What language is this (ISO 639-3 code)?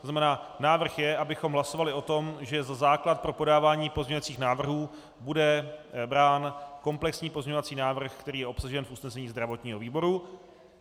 ces